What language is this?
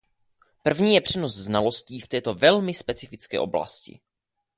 Czech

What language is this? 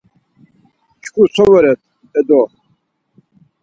Laz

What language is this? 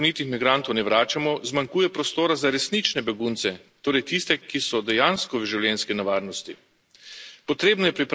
Slovenian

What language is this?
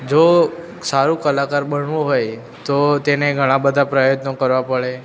Gujarati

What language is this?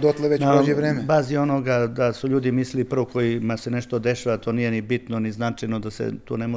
Croatian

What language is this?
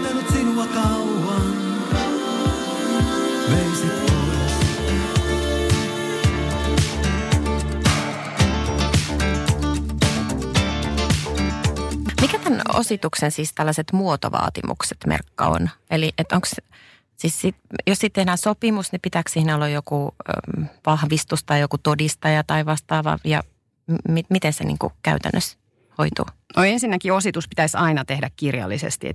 Finnish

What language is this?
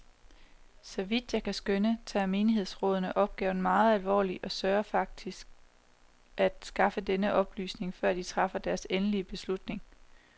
Danish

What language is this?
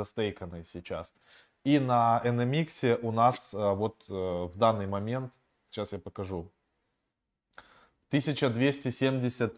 Russian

